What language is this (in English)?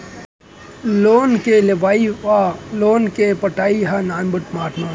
Chhattisgarhi